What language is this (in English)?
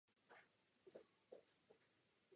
Czech